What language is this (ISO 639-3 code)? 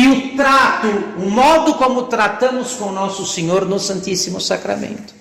por